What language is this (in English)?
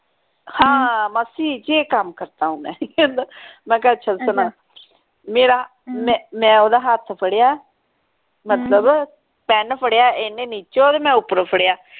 Punjabi